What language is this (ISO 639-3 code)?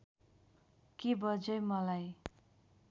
nep